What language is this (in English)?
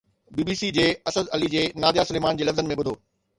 Sindhi